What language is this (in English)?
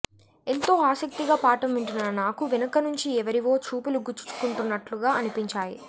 Telugu